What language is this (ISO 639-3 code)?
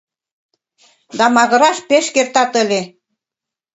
chm